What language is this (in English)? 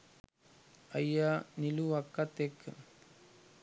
Sinhala